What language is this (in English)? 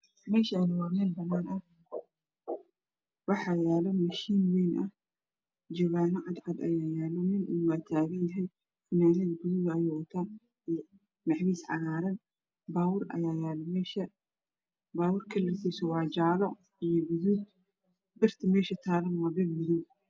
Somali